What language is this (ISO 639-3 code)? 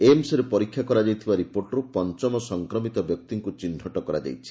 ori